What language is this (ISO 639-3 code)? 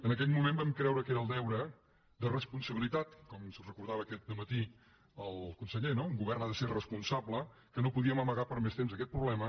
cat